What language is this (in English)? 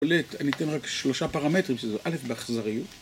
Hebrew